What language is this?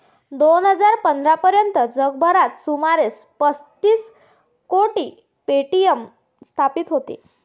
Marathi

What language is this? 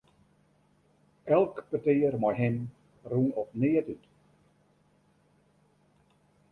Western Frisian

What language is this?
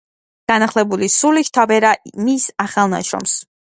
Georgian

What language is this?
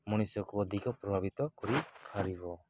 Odia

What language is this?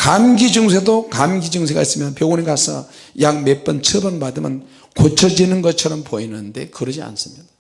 Korean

